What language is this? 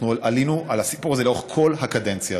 Hebrew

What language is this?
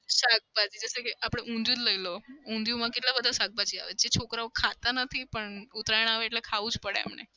Gujarati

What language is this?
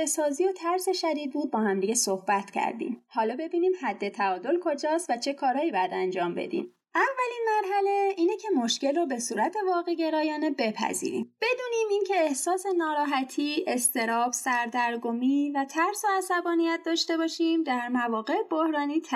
Persian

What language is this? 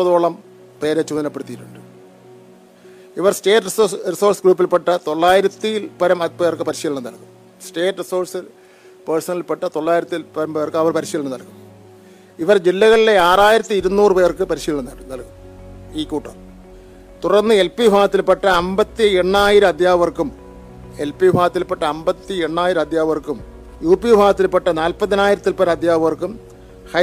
Malayalam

